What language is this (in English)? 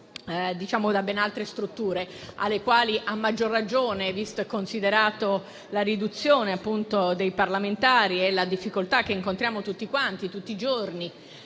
Italian